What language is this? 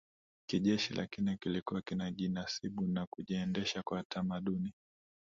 Swahili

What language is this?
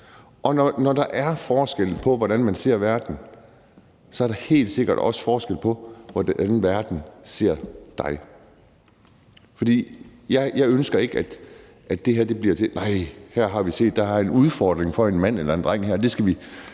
Danish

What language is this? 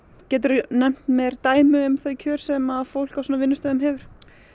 Icelandic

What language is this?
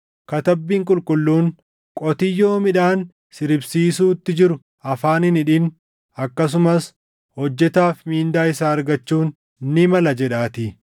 Oromo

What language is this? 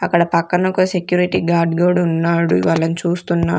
Telugu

